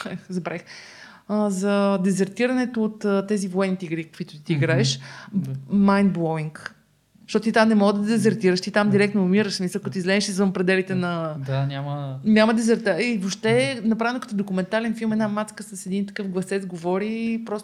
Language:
Bulgarian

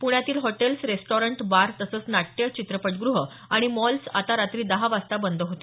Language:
Marathi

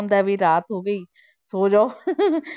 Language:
Punjabi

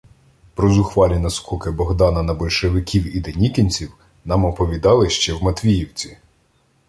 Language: Ukrainian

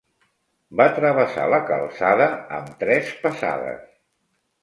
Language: Catalan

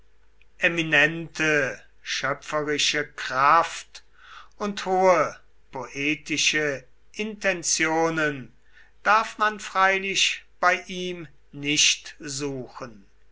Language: German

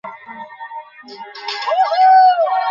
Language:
Bangla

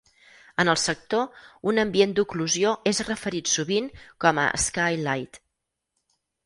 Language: Catalan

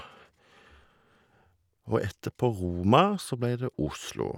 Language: Norwegian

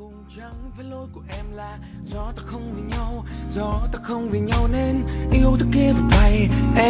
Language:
Vietnamese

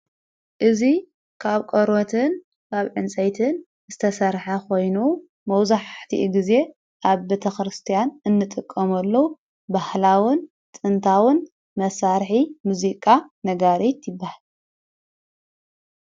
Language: Tigrinya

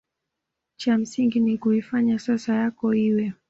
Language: Swahili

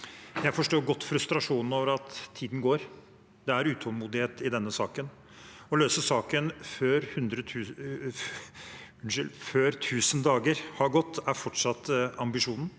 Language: Norwegian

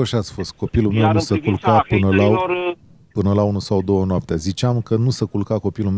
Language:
Romanian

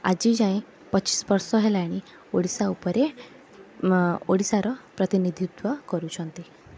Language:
Odia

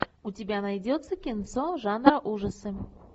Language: Russian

